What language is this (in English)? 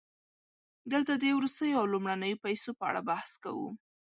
Pashto